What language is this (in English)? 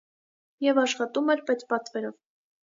Armenian